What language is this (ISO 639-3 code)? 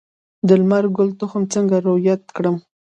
pus